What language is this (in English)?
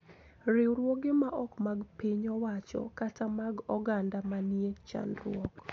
Luo (Kenya and Tanzania)